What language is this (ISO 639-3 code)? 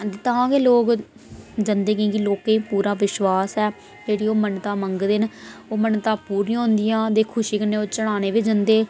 doi